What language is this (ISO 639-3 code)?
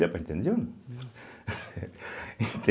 por